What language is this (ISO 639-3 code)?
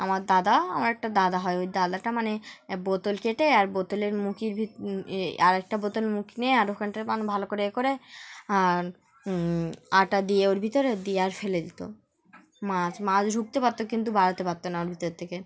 ben